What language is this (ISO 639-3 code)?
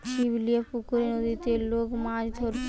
ben